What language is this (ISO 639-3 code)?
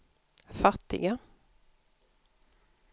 swe